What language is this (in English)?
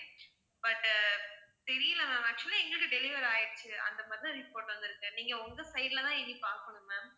Tamil